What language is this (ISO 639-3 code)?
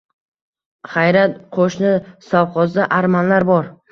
uzb